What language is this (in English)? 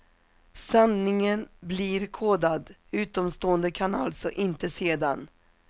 Swedish